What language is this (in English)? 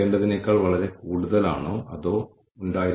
Malayalam